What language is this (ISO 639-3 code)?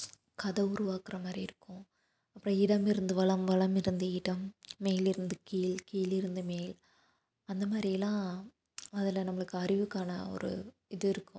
tam